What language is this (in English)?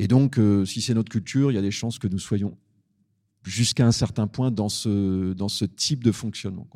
French